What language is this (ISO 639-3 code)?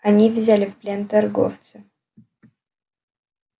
rus